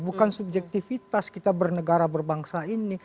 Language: Indonesian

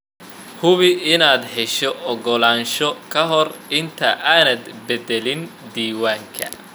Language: Somali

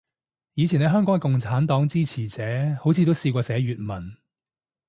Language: Cantonese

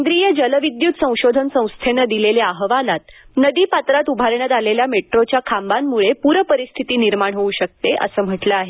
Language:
Marathi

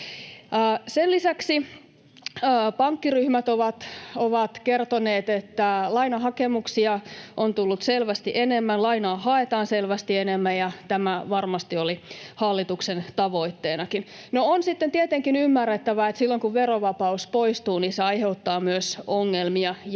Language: Finnish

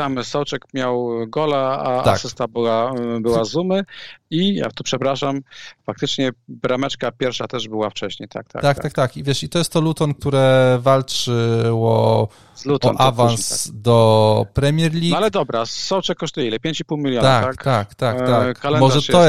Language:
Polish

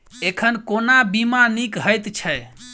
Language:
Maithili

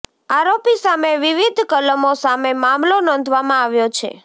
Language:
Gujarati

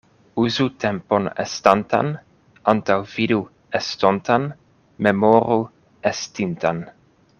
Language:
Esperanto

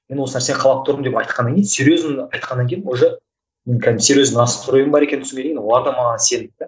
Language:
Kazakh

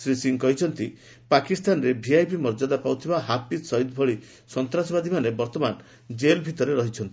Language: Odia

